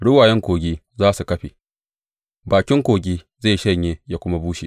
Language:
Hausa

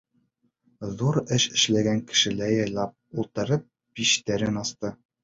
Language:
Bashkir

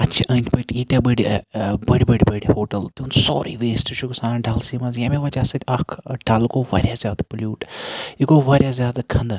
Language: Kashmiri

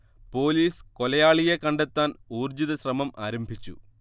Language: Malayalam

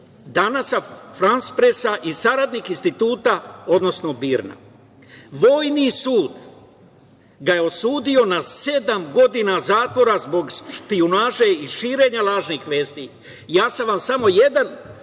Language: Serbian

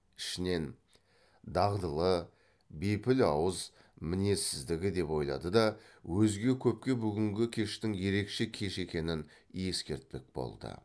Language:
Kazakh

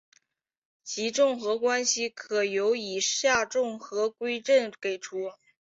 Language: Chinese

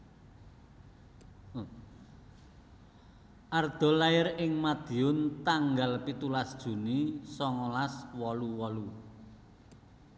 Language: Javanese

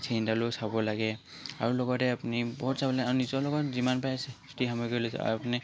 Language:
Assamese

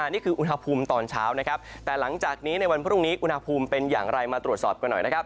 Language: Thai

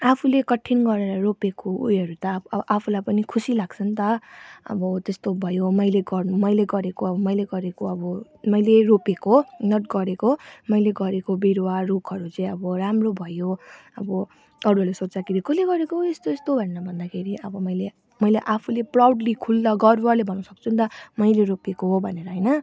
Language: Nepali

